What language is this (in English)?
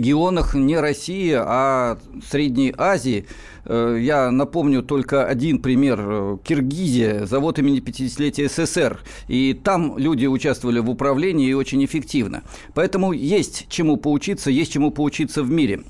Russian